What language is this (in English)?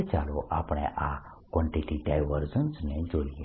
Gujarati